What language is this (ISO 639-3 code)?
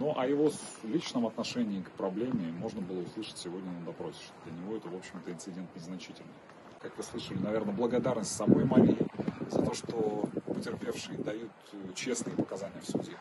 rus